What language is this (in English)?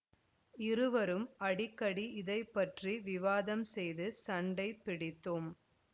Tamil